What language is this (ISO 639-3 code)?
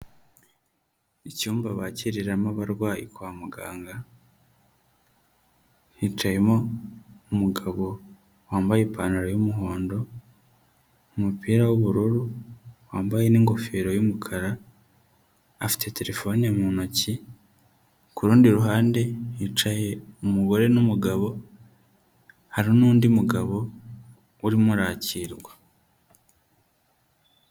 kin